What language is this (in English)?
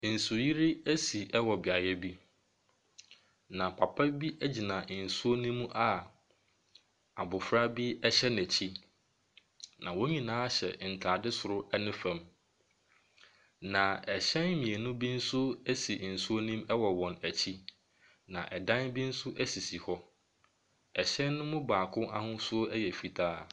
Akan